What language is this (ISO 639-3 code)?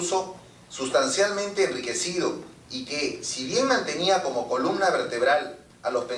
spa